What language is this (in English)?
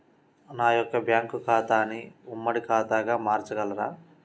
Telugu